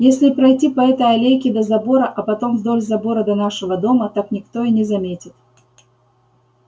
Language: Russian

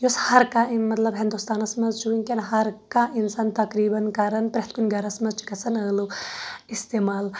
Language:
Kashmiri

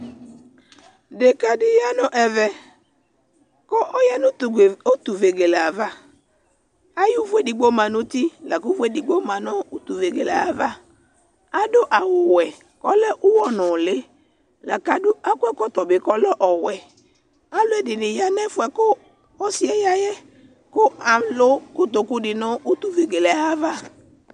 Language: Ikposo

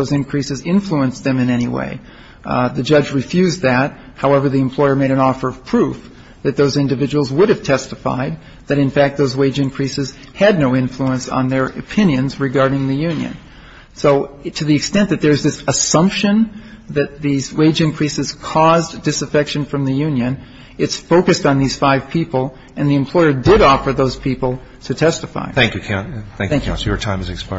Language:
English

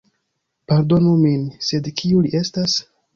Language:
Esperanto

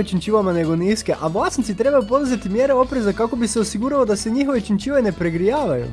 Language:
Croatian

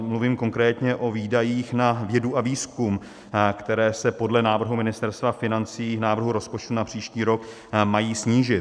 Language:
Czech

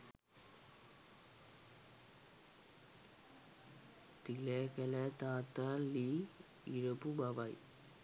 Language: Sinhala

